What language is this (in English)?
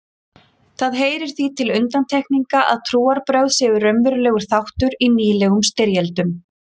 Icelandic